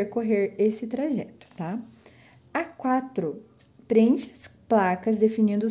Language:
Portuguese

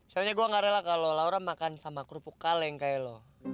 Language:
Indonesian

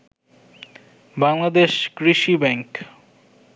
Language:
Bangla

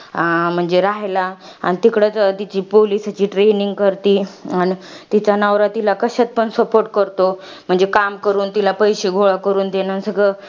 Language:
Marathi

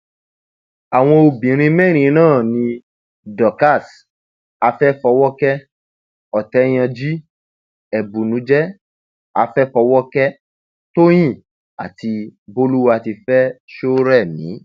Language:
Yoruba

